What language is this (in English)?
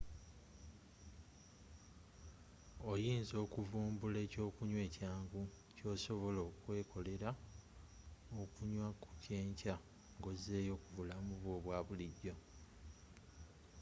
Ganda